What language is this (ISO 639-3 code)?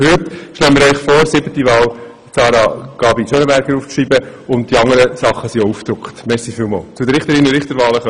gsw